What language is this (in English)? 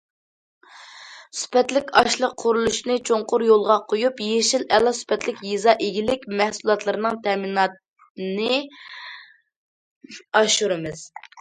Uyghur